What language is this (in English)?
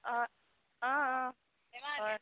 Assamese